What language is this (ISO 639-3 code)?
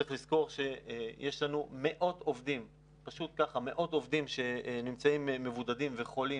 heb